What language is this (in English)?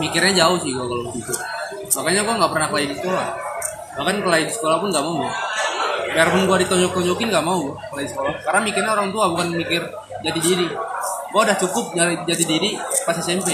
Indonesian